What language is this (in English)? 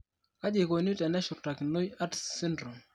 Masai